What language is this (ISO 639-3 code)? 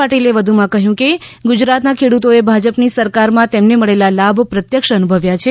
guj